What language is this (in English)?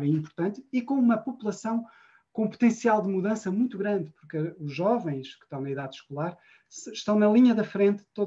Portuguese